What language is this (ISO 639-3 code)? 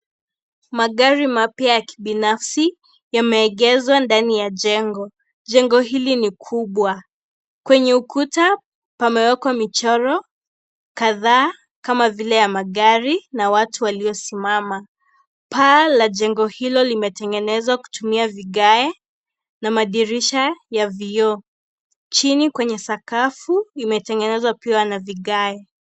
swa